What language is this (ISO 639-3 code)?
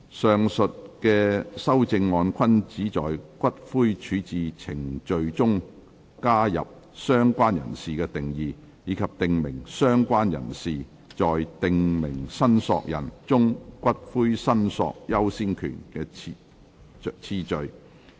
yue